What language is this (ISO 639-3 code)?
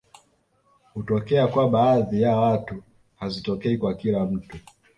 swa